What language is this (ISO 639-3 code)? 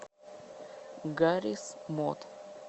rus